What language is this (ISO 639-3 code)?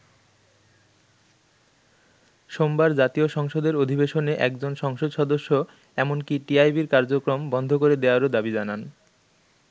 ben